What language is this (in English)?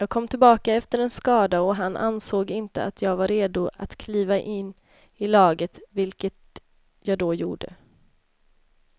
Swedish